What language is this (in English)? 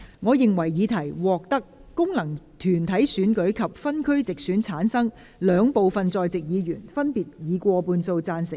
Cantonese